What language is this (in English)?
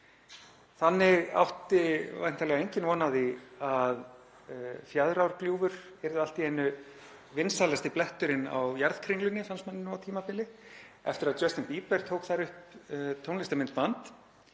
Icelandic